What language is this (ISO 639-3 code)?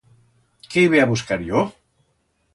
arg